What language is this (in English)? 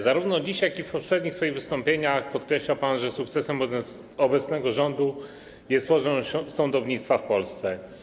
Polish